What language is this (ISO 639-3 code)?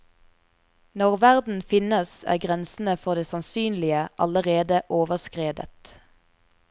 nor